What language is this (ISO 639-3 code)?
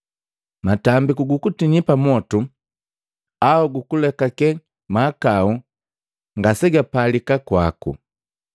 mgv